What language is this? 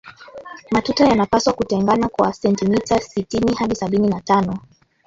Swahili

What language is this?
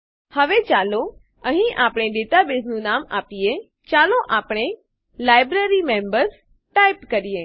Gujarati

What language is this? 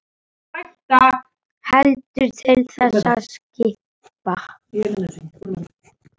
Icelandic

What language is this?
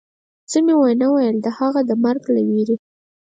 Pashto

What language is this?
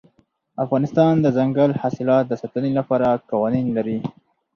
Pashto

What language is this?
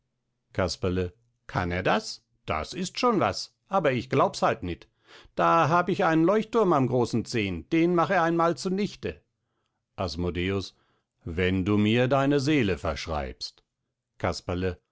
German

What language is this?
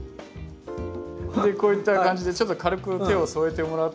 Japanese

